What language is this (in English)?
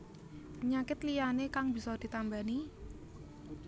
Javanese